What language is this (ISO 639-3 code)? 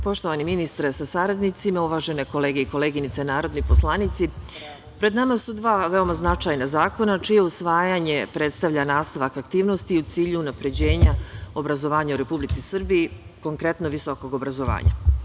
srp